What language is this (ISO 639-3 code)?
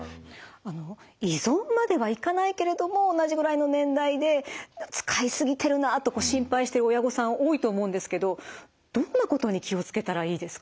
jpn